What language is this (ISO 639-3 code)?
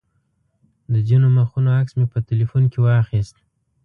pus